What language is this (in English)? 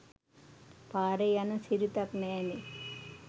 Sinhala